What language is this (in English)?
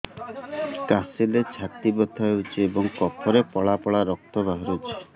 Odia